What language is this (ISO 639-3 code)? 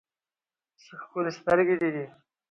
pus